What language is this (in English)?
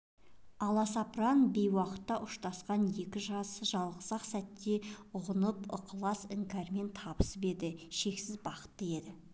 Kazakh